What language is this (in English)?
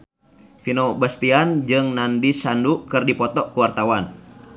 Sundanese